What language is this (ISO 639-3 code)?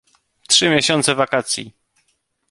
pol